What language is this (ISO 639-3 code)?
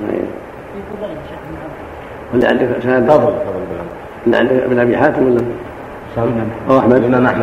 ara